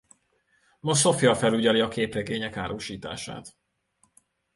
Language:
Hungarian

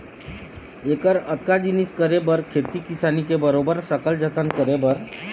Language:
Chhattisgarhi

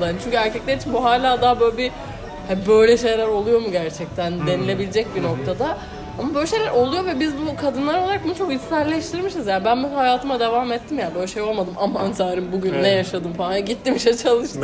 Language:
Turkish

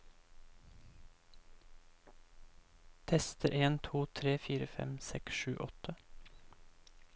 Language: Norwegian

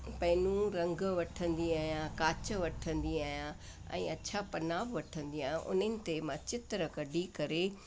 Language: Sindhi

